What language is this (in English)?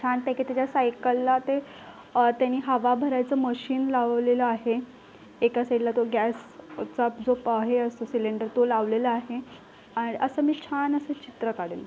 Marathi